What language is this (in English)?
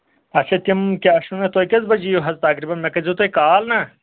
Kashmiri